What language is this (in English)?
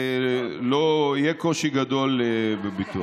Hebrew